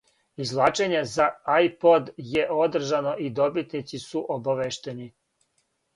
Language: Serbian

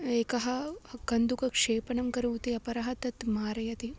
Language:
Sanskrit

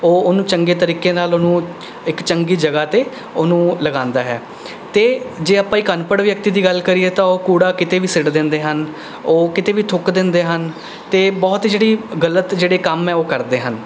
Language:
Punjabi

